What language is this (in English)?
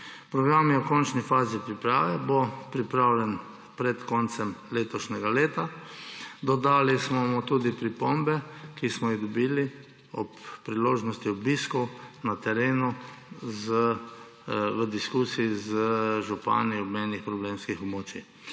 Slovenian